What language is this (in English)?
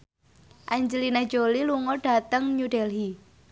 Javanese